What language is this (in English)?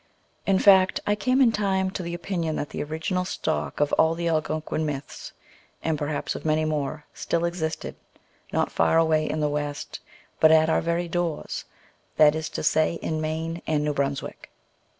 English